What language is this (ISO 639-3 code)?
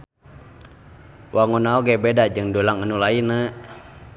sun